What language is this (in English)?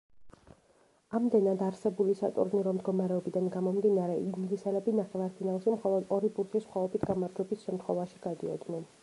Georgian